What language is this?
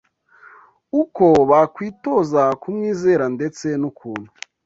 Kinyarwanda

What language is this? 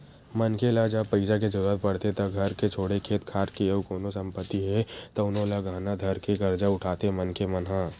Chhattisgarhi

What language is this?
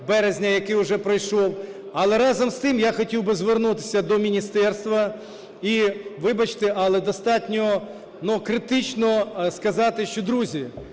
Ukrainian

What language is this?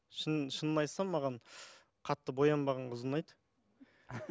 Kazakh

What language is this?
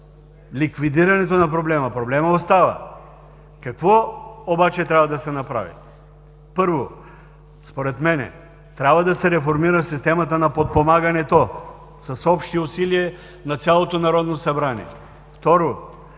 Bulgarian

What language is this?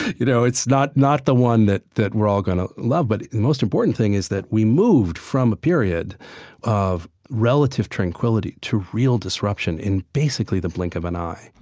English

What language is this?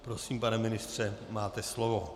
Czech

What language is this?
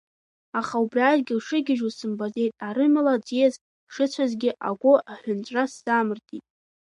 Abkhazian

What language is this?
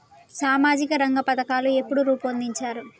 Telugu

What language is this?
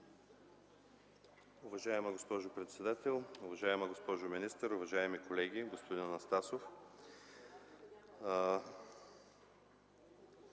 Bulgarian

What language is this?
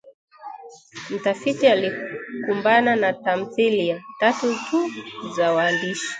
Swahili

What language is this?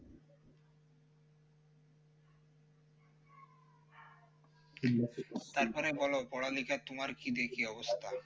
Bangla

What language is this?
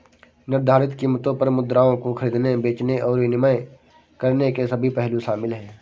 Hindi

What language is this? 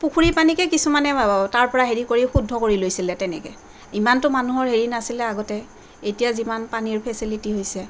Assamese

